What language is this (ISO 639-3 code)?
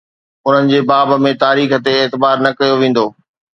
snd